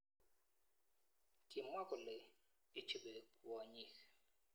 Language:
Kalenjin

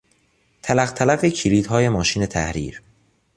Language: Persian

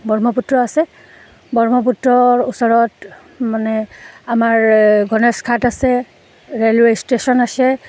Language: Assamese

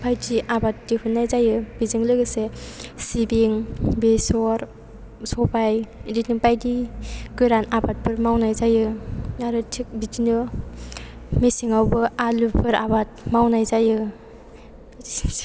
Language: Bodo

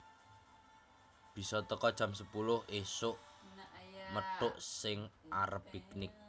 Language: Javanese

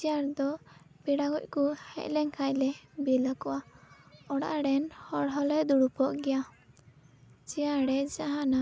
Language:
Santali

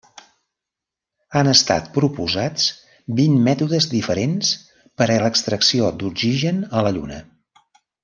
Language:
Catalan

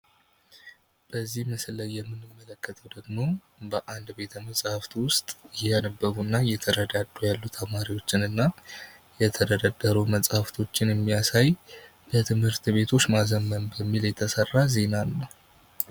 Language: Amharic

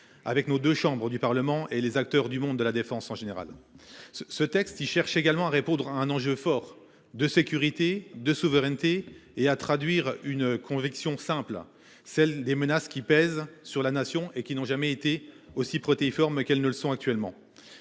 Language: French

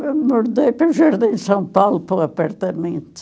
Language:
Portuguese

